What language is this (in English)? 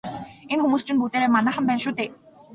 Mongolian